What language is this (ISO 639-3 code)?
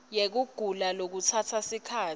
ssw